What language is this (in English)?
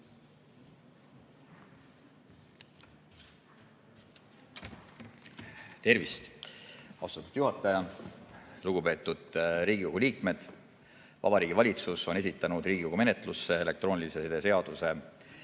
Estonian